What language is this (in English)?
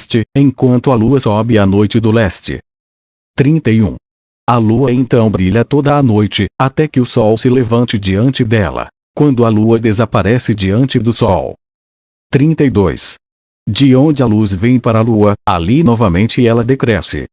Portuguese